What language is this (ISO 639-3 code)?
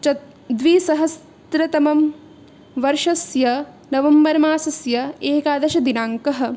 san